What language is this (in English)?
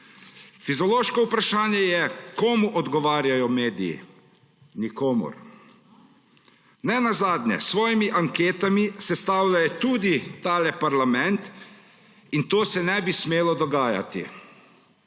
Slovenian